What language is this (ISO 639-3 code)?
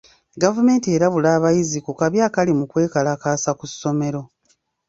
lug